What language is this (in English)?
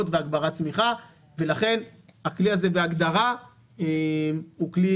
Hebrew